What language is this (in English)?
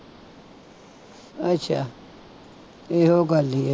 Punjabi